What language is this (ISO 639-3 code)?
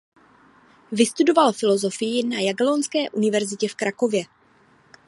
ces